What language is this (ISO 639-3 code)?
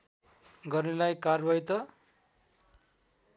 nep